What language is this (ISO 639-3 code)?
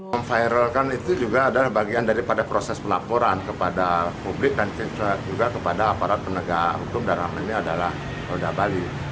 ind